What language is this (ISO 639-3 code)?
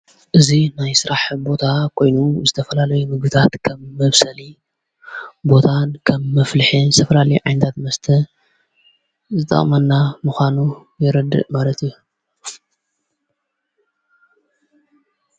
tir